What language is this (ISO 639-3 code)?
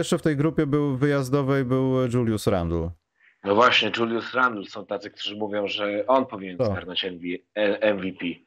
pol